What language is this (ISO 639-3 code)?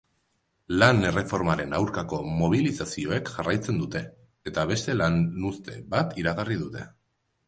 eus